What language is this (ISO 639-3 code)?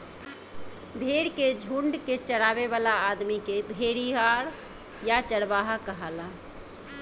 bho